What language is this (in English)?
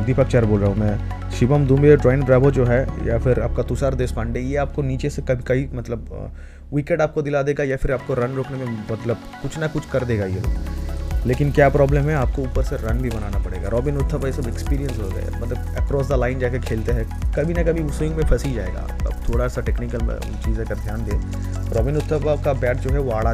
Hindi